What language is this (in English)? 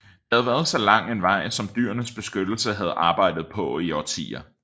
Danish